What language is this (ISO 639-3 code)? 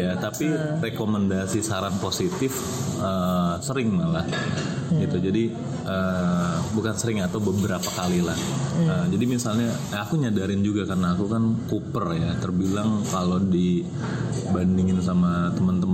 ind